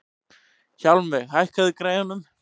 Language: Icelandic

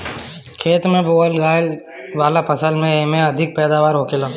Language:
Bhojpuri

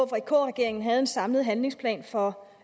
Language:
Danish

